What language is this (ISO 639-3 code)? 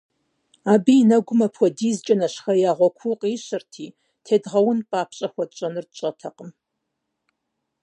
kbd